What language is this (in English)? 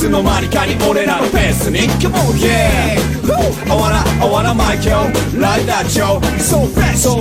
Hebrew